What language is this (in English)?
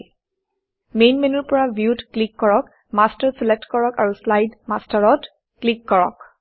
Assamese